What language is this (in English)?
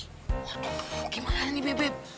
Indonesian